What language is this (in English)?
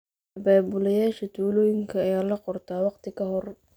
Somali